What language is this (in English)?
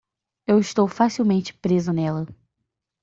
Portuguese